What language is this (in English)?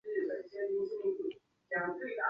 Chinese